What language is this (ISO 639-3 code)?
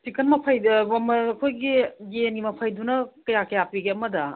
mni